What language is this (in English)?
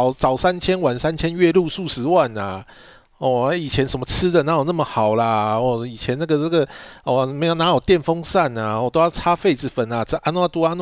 Chinese